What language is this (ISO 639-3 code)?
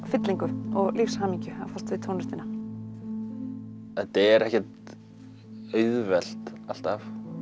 isl